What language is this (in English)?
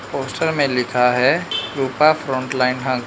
Hindi